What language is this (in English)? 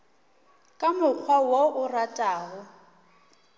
Northern Sotho